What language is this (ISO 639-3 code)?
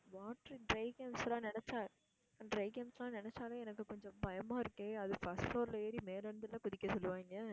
tam